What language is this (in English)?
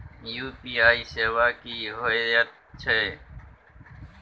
Maithili